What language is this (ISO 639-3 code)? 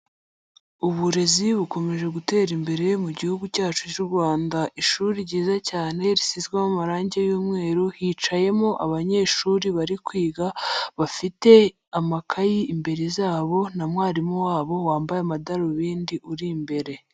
kin